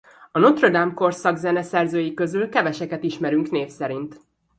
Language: Hungarian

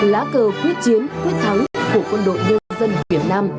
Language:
Vietnamese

